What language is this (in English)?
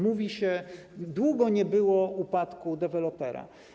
Polish